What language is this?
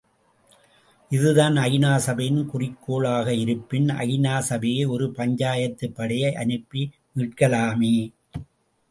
Tamil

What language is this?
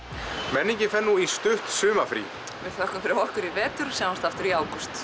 Icelandic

